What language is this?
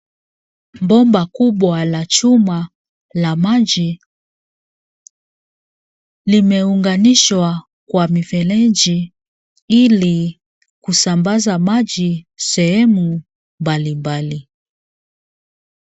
Swahili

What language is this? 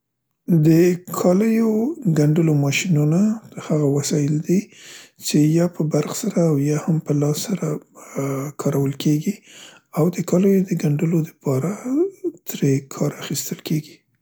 Central Pashto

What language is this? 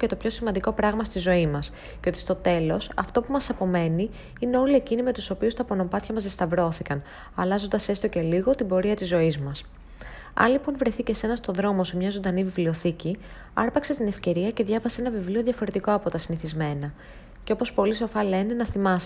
Greek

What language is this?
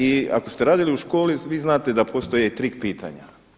Croatian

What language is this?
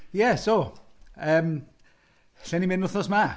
Welsh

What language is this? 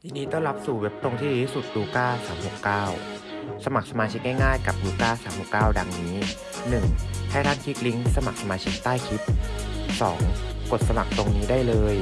Thai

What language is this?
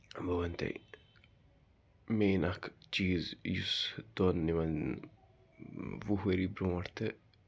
Kashmiri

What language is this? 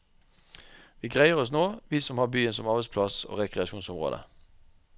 Norwegian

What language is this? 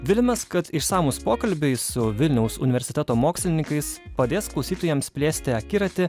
Lithuanian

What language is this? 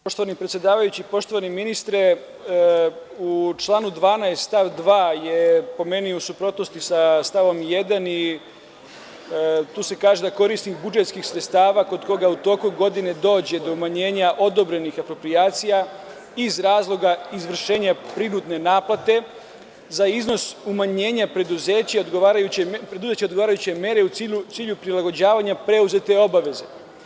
Serbian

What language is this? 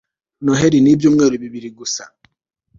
Kinyarwanda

